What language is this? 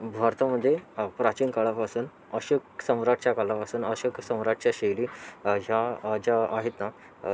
Marathi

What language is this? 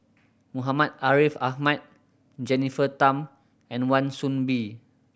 English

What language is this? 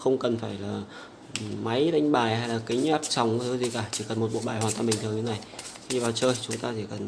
Vietnamese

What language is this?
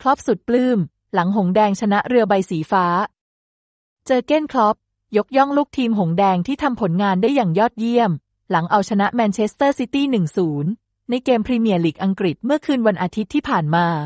Thai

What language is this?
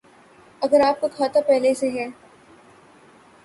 Urdu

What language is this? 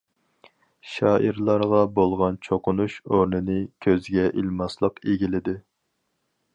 Uyghur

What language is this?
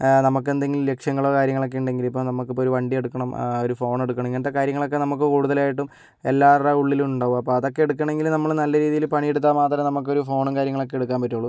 Malayalam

